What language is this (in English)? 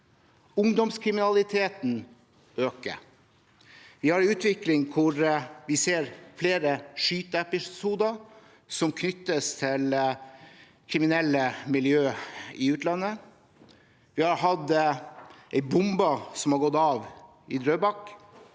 Norwegian